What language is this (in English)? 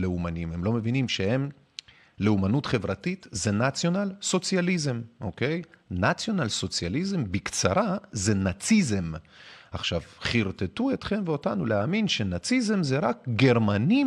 Hebrew